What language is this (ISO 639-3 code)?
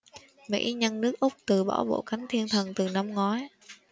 vie